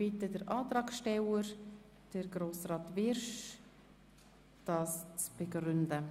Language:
Swiss German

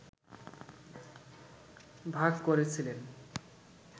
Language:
Bangla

